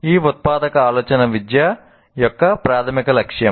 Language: Telugu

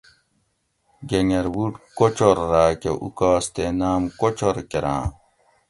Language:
Gawri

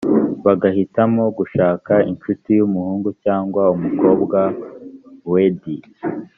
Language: Kinyarwanda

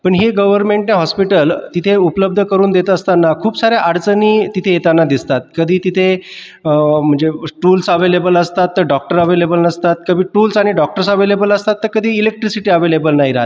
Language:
Marathi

